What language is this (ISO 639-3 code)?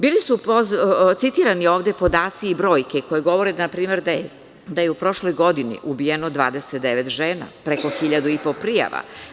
srp